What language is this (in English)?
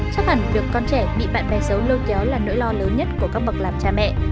Vietnamese